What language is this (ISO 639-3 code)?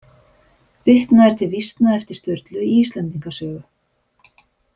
isl